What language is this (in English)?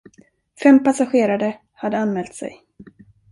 Swedish